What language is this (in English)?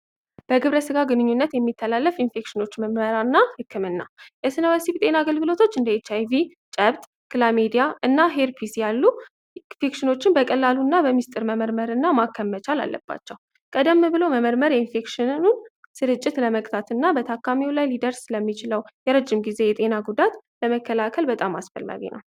Amharic